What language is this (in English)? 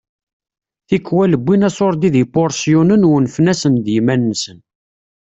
Kabyle